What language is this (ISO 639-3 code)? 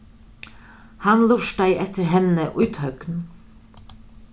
fao